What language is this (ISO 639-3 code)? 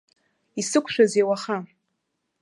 abk